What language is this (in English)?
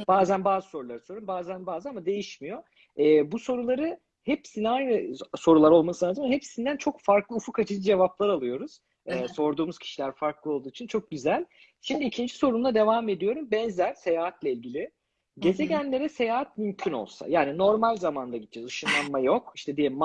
Turkish